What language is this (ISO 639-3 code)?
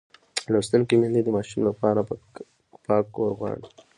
pus